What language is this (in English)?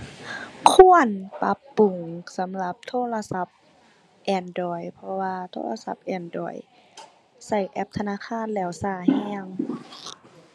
Thai